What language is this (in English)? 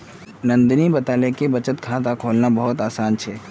Magahi